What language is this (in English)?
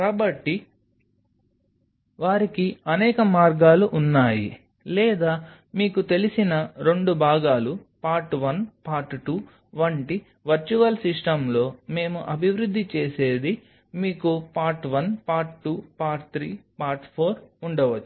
Telugu